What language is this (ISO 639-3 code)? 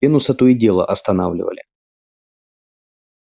rus